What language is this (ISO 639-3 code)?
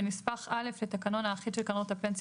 heb